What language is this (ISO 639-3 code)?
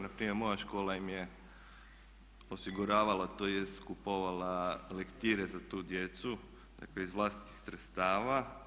hrv